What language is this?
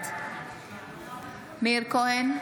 Hebrew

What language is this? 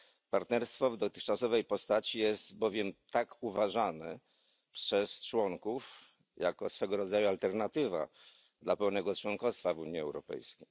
Polish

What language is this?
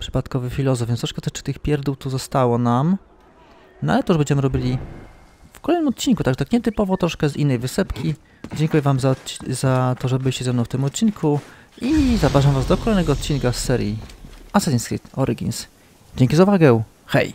Polish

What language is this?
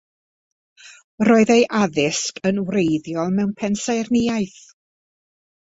Welsh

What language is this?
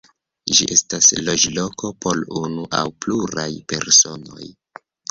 Esperanto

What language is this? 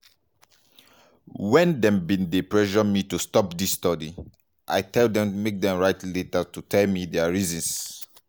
Nigerian Pidgin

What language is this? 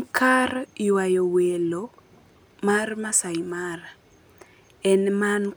Luo (Kenya and Tanzania)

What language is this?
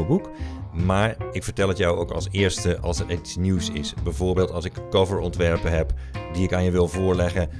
Dutch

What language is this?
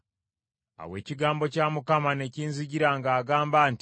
Ganda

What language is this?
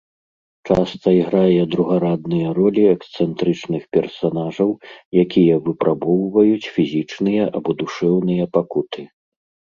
Belarusian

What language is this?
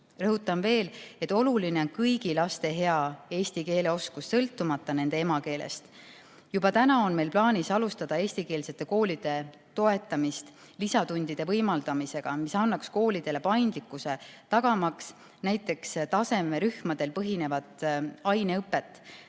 Estonian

